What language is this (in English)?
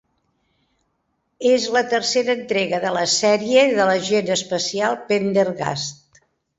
Catalan